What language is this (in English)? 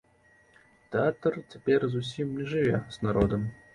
Belarusian